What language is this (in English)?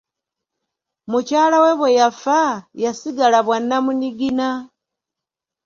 Ganda